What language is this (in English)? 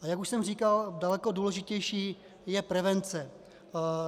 Czech